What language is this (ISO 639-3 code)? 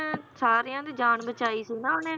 pan